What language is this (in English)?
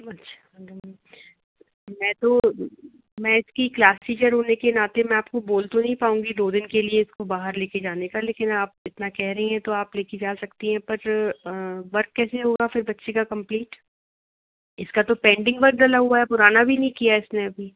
Hindi